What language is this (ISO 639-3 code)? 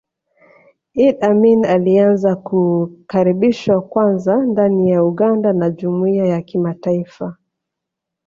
swa